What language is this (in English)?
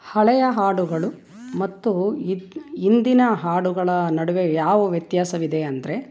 Kannada